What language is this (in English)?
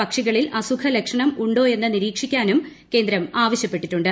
Malayalam